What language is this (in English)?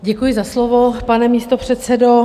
Czech